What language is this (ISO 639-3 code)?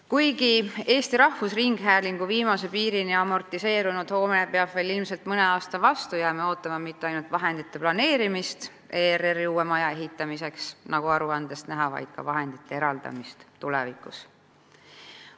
est